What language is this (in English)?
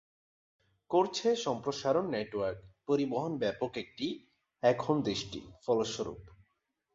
Bangla